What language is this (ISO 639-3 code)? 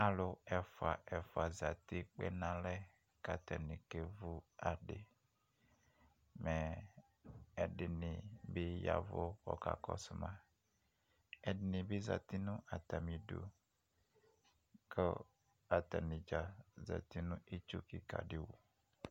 kpo